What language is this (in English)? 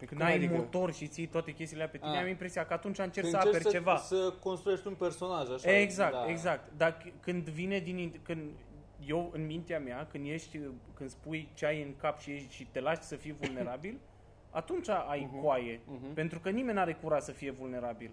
Romanian